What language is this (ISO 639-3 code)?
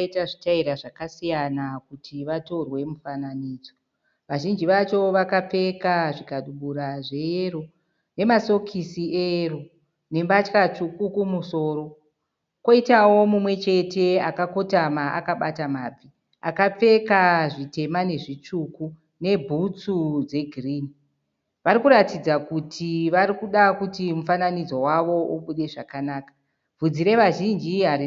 sna